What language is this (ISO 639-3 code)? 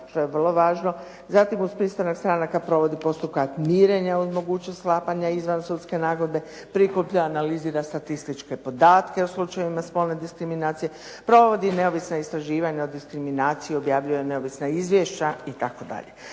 hrv